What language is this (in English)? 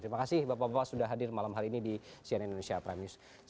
Indonesian